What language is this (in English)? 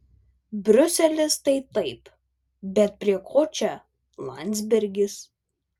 Lithuanian